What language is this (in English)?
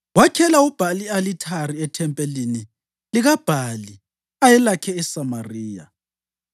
North Ndebele